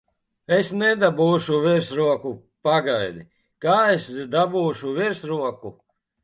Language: Latvian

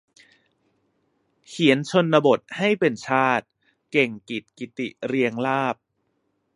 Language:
Thai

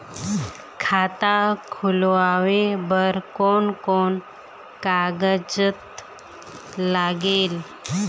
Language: Chhattisgarhi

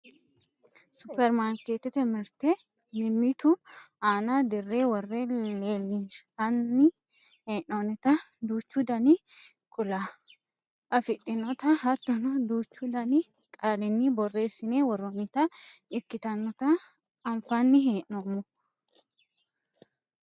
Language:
Sidamo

